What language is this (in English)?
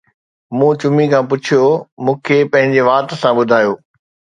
Sindhi